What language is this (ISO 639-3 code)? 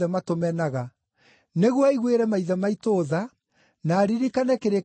kik